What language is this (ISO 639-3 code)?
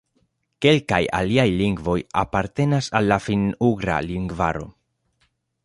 epo